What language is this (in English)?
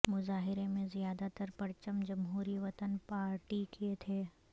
Urdu